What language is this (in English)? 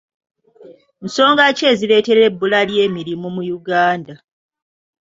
Ganda